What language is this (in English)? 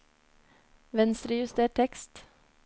Norwegian